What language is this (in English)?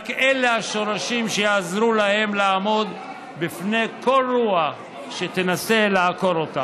Hebrew